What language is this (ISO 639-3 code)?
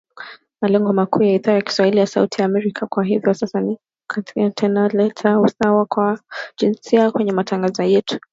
swa